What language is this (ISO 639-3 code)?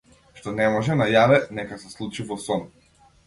mkd